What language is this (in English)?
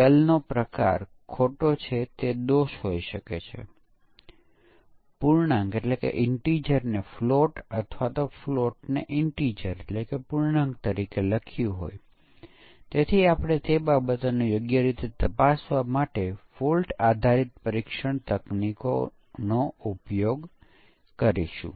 Gujarati